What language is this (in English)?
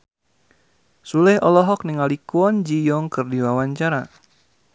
Sundanese